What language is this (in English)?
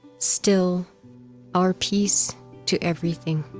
English